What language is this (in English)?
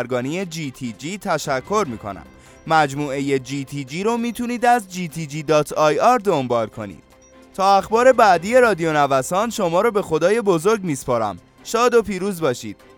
Persian